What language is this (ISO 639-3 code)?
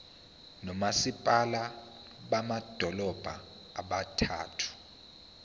zul